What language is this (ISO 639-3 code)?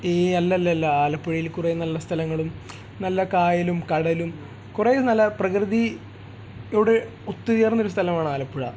mal